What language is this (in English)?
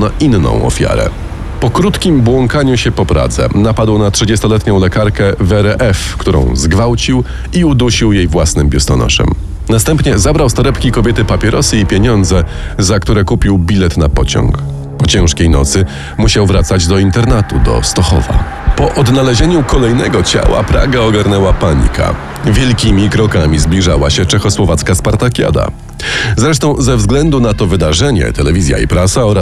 Polish